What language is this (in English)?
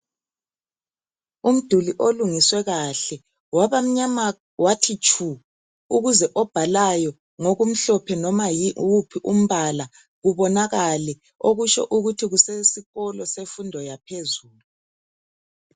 North Ndebele